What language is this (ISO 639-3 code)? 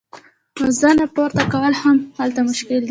pus